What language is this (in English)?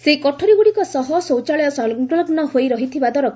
Odia